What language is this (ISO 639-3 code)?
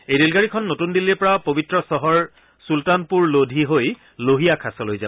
asm